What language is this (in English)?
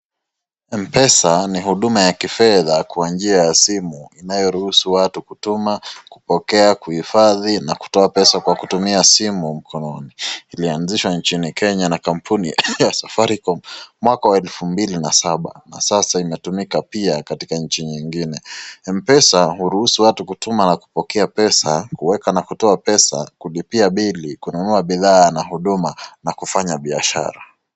Swahili